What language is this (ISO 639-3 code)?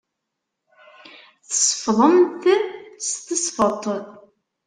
kab